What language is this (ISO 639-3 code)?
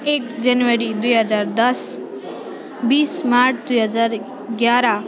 nep